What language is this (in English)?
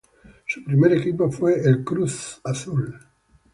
Spanish